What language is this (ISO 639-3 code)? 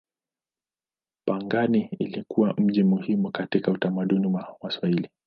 swa